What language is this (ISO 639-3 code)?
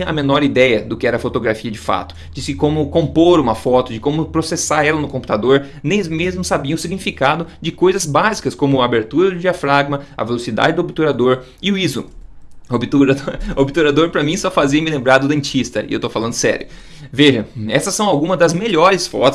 por